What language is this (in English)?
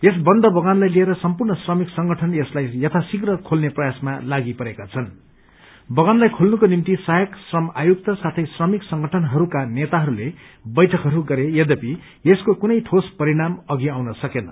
Nepali